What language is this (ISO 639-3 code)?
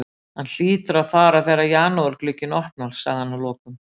isl